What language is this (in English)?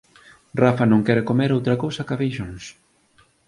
Galician